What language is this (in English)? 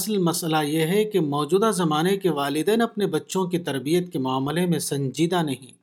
Urdu